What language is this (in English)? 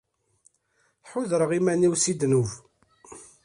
Kabyle